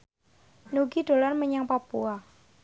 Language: Javanese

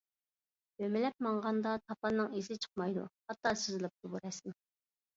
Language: Uyghur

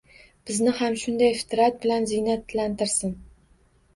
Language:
Uzbek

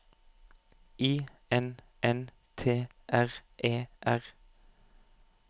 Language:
Norwegian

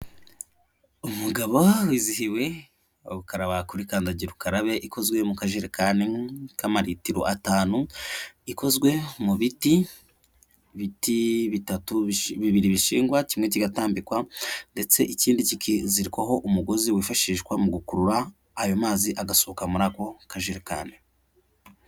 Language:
Kinyarwanda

